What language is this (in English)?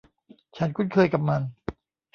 Thai